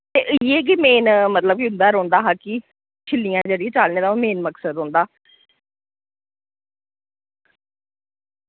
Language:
Dogri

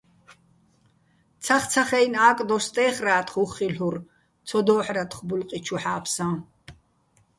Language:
Bats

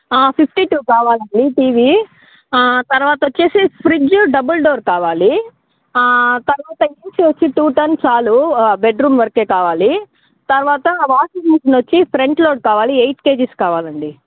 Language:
Telugu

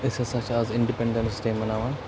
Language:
Kashmiri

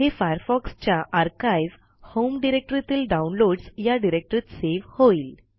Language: Marathi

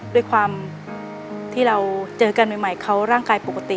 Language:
Thai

